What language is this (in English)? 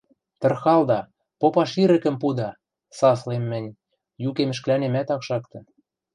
Western Mari